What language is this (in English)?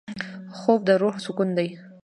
Pashto